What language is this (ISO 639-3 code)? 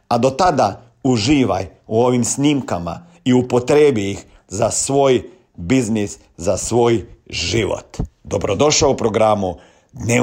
hrv